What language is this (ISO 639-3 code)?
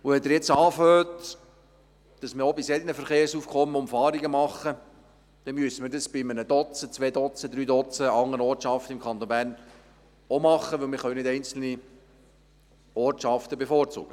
gsw